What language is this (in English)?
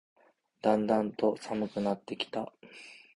Japanese